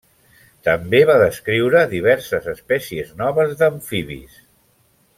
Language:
Catalan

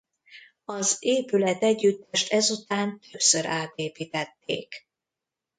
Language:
Hungarian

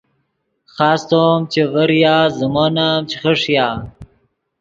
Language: Yidgha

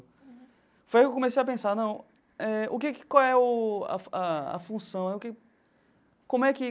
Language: Portuguese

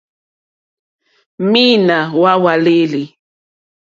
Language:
Mokpwe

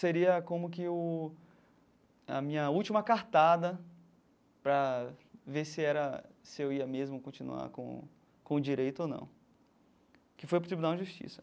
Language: Portuguese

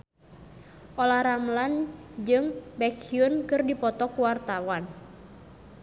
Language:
Sundanese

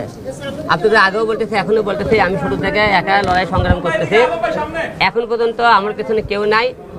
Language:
Bangla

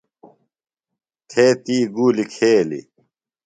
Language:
Phalura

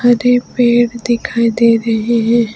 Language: Hindi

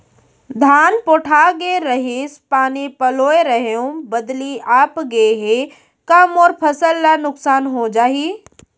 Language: Chhattisgarhi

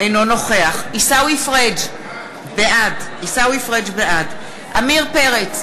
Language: Hebrew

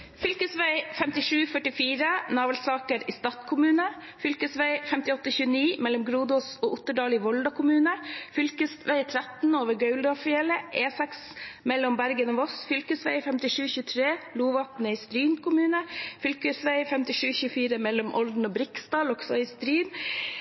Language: Norwegian Nynorsk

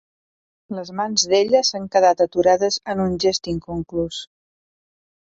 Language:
Catalan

